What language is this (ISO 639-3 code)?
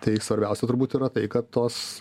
lit